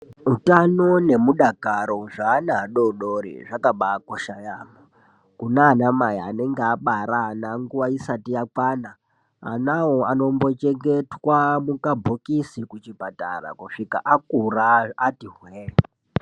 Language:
Ndau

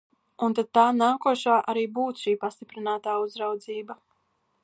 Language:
Latvian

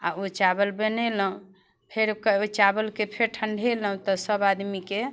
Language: Maithili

